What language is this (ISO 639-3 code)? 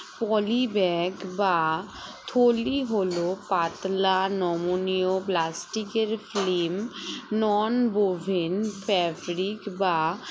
ben